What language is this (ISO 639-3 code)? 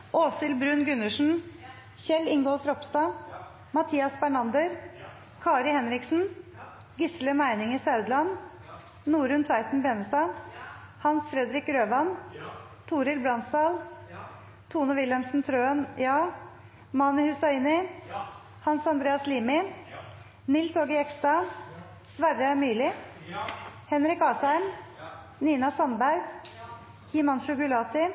nno